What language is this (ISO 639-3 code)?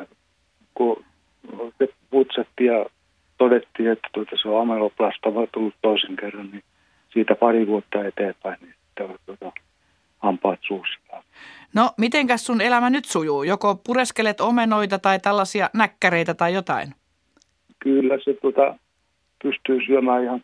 fin